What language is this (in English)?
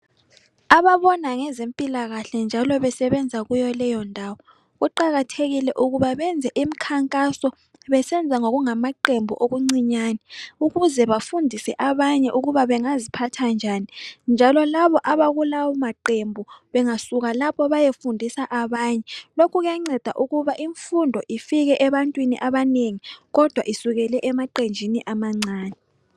North Ndebele